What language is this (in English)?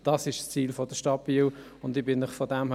Swiss German